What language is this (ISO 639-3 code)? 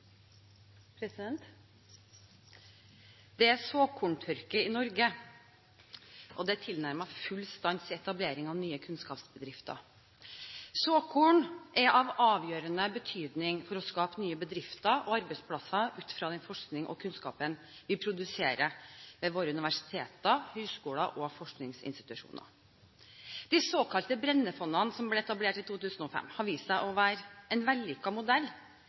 nob